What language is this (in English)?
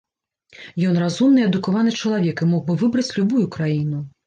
Belarusian